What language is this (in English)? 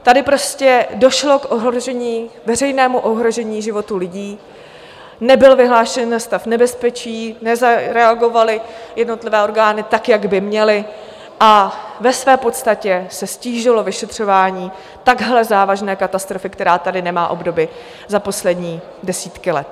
Czech